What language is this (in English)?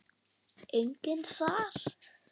Icelandic